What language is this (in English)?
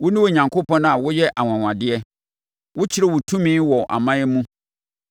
Akan